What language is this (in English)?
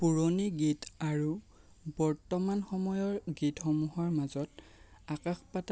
Assamese